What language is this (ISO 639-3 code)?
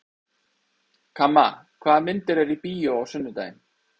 isl